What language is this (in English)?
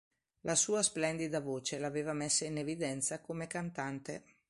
Italian